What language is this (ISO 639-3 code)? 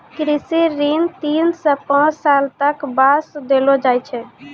mai